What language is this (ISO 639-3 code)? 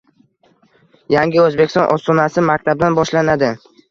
uzb